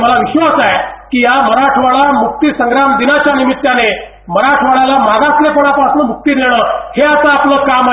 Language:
Marathi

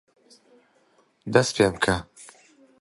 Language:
Central Kurdish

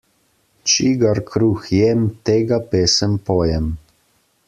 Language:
Slovenian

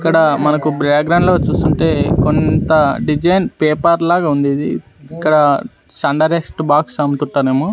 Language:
Telugu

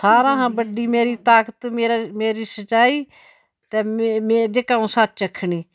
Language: Dogri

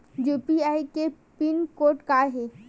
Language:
Chhattisgarhi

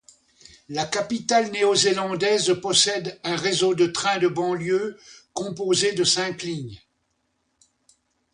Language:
French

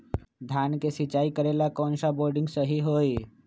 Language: Magahi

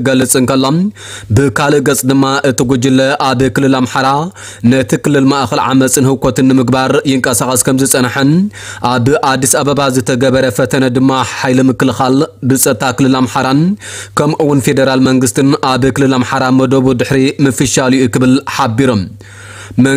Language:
Arabic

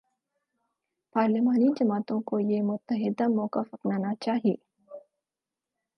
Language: Urdu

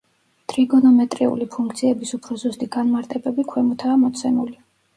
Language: Georgian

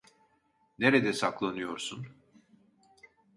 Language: Turkish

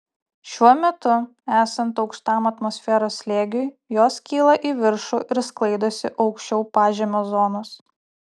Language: Lithuanian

